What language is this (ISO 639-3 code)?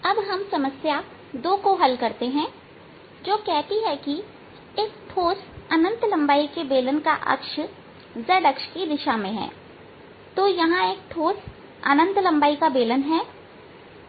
hin